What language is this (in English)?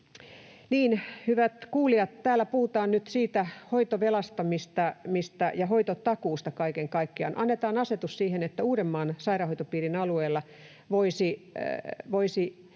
Finnish